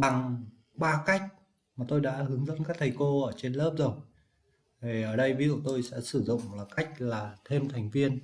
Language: Vietnamese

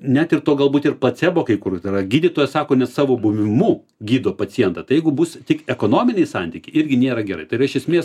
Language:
Lithuanian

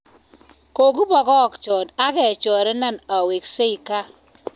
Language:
Kalenjin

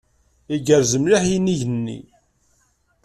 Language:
Kabyle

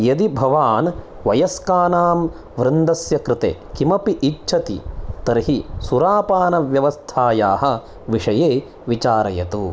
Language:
Sanskrit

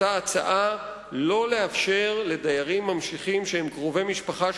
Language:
Hebrew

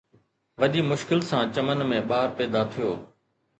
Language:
Sindhi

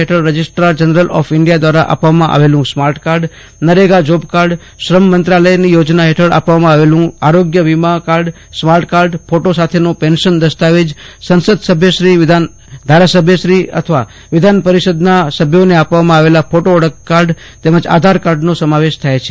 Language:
Gujarati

